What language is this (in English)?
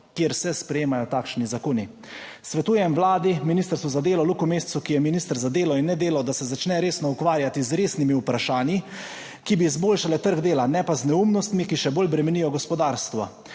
Slovenian